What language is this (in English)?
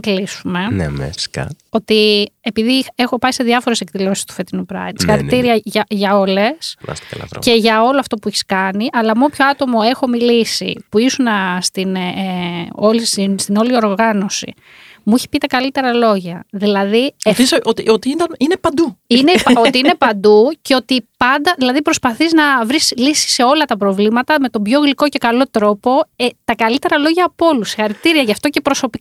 Greek